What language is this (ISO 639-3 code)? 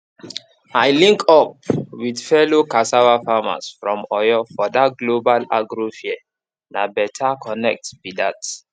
pcm